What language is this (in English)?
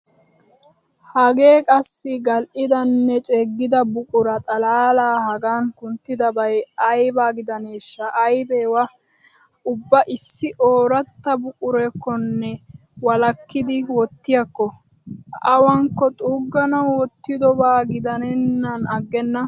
Wolaytta